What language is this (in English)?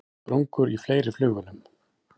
Icelandic